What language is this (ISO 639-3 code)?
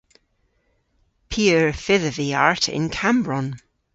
cor